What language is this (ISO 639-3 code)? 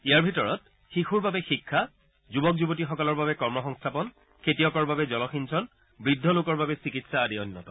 asm